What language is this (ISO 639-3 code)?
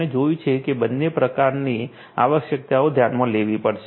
guj